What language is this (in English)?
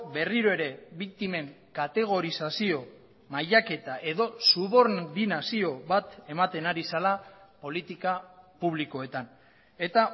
Basque